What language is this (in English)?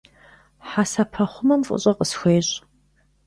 Kabardian